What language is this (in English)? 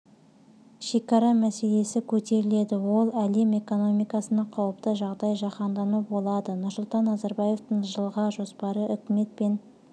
Kazakh